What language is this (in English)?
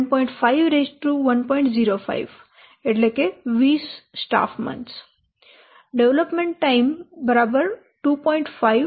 Gujarati